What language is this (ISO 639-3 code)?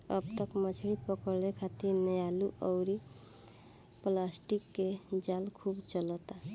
bho